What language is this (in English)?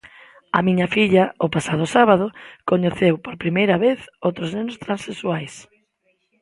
Galician